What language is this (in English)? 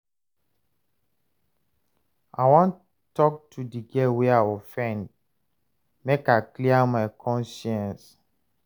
Nigerian Pidgin